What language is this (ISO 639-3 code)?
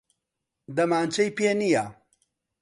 ckb